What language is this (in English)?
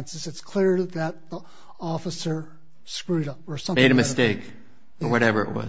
English